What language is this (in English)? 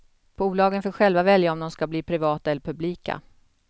Swedish